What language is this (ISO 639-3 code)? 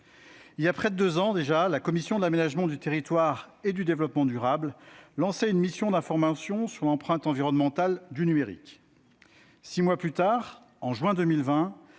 fra